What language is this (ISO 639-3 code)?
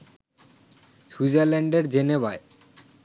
ben